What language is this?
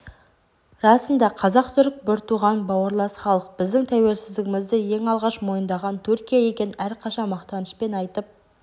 Kazakh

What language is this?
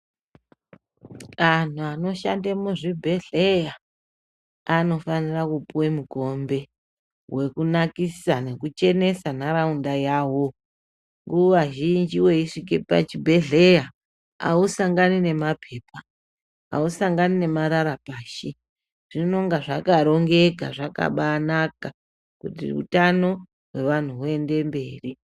Ndau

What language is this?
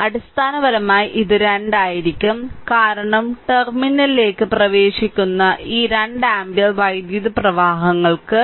Malayalam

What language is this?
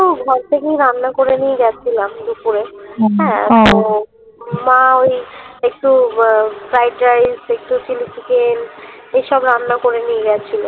Bangla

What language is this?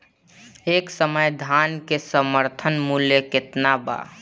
Bhojpuri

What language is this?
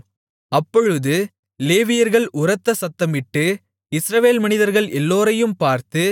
Tamil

